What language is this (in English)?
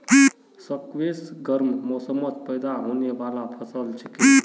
Magahi